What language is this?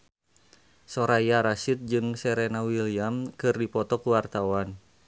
Sundanese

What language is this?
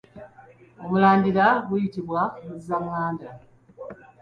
Ganda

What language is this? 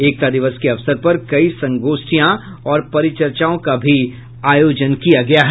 Hindi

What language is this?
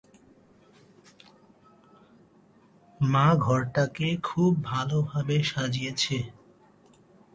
Bangla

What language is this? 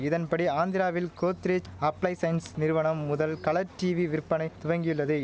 Tamil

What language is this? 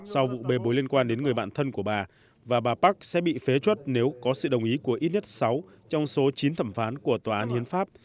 Vietnamese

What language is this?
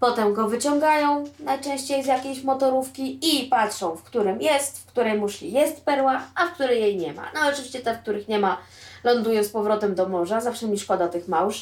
Polish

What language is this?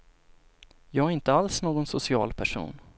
Swedish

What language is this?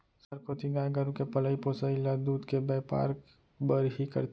Chhattisgarhi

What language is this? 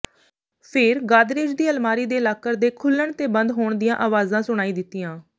Punjabi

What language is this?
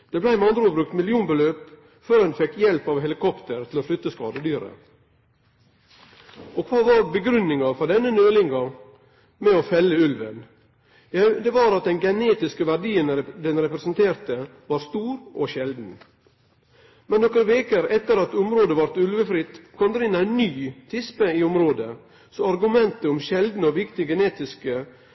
Norwegian Nynorsk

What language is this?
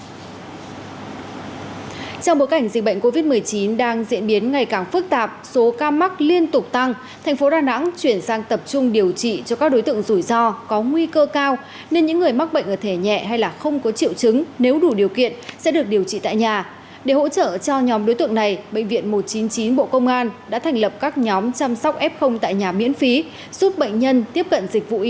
Vietnamese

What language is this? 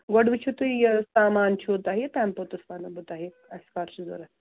Kashmiri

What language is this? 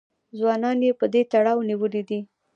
Pashto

